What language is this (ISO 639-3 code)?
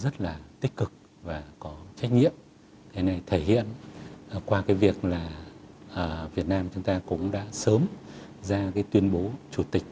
vie